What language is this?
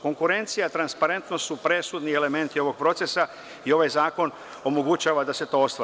Serbian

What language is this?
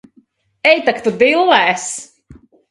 Latvian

